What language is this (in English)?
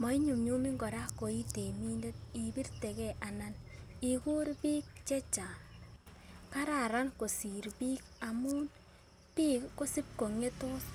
Kalenjin